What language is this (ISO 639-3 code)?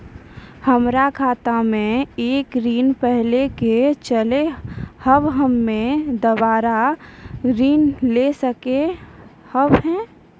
mai